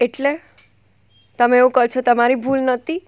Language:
Gujarati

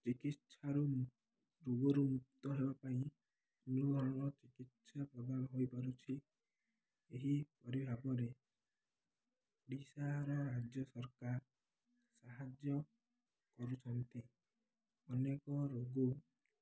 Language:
Odia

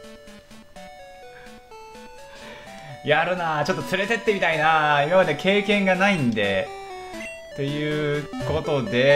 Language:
Japanese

